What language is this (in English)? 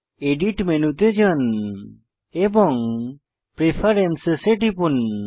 Bangla